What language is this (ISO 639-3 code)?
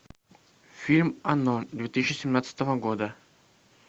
rus